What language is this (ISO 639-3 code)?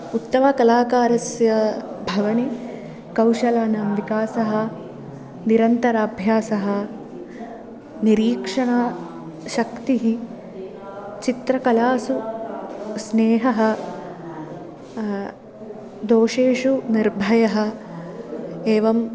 san